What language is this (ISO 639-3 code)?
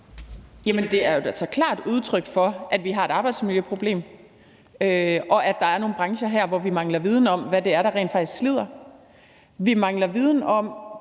dan